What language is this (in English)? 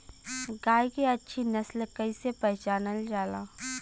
Bhojpuri